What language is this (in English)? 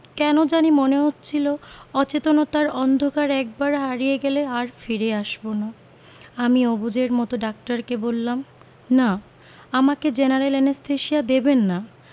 Bangla